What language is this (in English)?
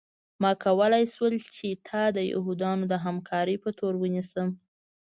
Pashto